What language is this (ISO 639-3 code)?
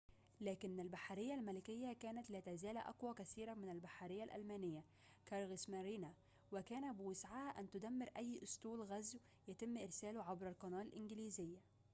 ara